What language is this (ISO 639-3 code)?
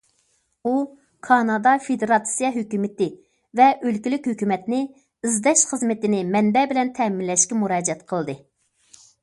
uig